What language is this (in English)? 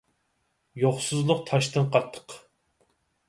Uyghur